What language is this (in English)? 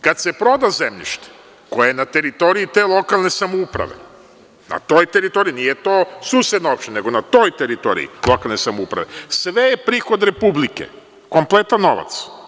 Serbian